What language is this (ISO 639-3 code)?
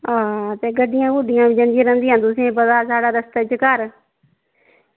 doi